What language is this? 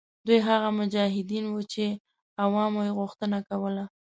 Pashto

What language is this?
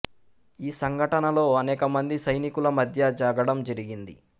Telugu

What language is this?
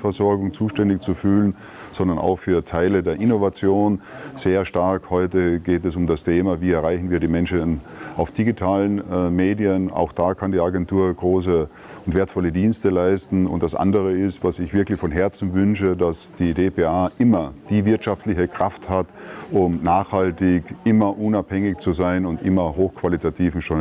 German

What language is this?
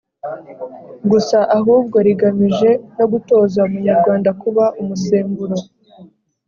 Kinyarwanda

